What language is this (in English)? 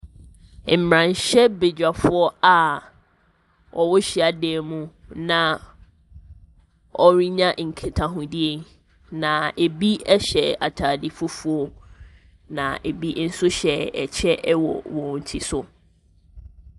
Akan